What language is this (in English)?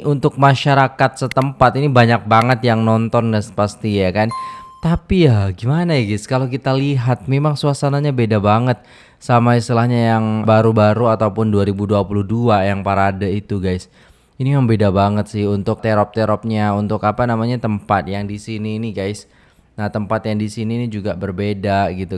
Indonesian